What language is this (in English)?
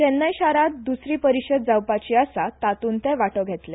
Konkani